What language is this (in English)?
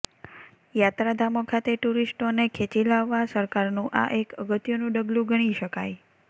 Gujarati